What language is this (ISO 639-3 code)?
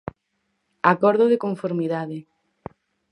glg